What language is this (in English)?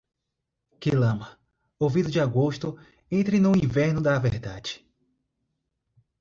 Portuguese